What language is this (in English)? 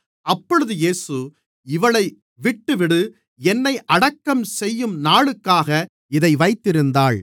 Tamil